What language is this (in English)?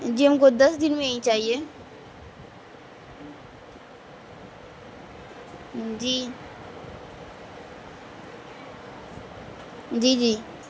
Urdu